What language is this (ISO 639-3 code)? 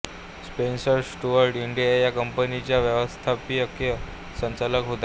mar